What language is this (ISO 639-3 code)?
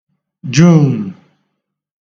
ibo